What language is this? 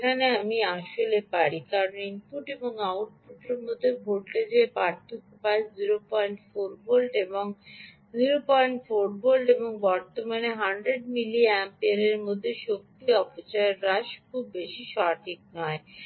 Bangla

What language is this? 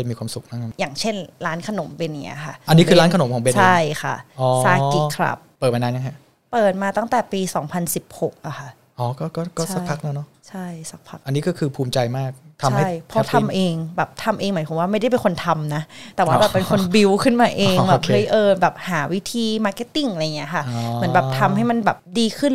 Thai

